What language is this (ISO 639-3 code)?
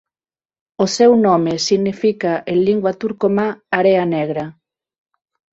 glg